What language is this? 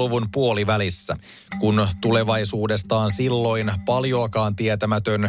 Finnish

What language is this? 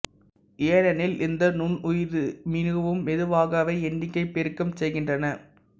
Tamil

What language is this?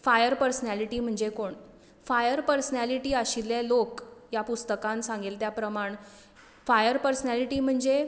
Konkani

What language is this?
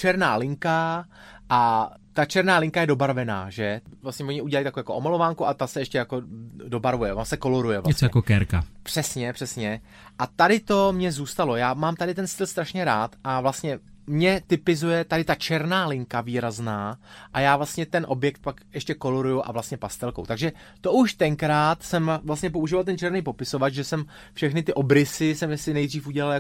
Czech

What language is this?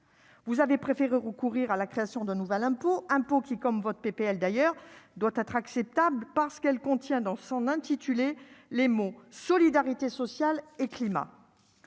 French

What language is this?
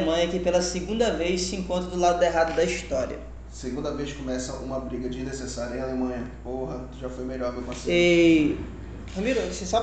Portuguese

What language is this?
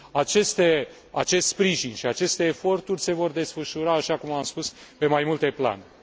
Romanian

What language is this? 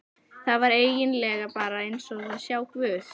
Icelandic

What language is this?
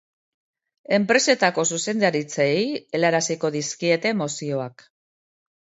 Basque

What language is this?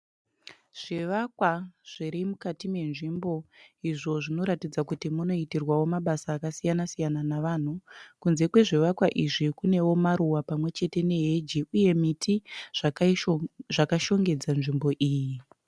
Shona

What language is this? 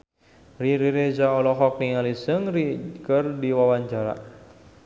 Sundanese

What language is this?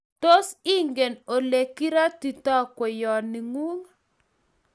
Kalenjin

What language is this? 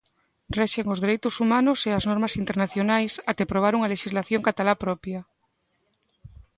Galician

